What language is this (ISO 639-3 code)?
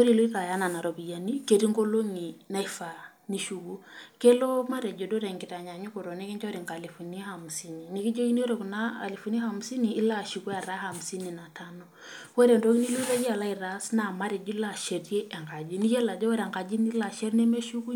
mas